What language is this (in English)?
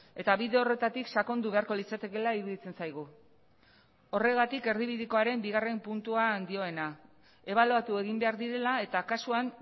Basque